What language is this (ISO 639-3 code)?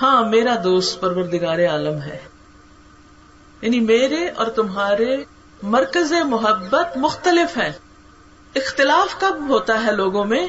urd